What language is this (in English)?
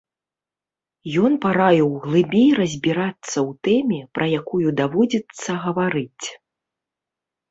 Belarusian